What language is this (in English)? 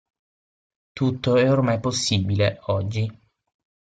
Italian